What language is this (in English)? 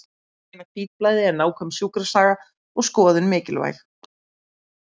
Icelandic